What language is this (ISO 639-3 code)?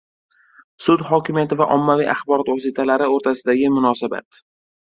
uzb